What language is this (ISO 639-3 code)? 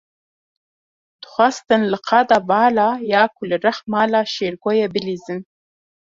kur